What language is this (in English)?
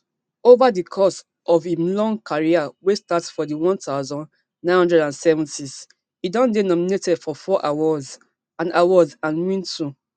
Nigerian Pidgin